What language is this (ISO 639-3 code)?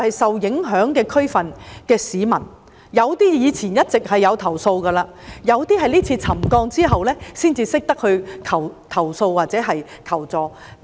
yue